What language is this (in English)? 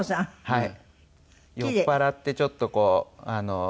Japanese